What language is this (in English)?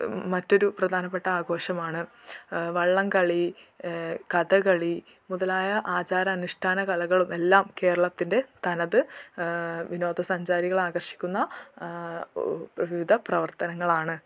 Malayalam